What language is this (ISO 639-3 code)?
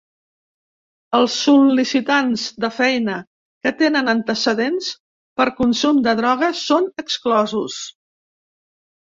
cat